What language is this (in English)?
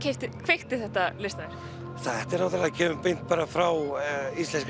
Icelandic